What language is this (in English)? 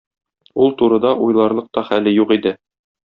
Tatar